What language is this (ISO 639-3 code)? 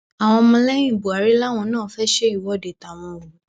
yor